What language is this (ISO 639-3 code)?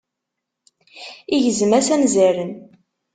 kab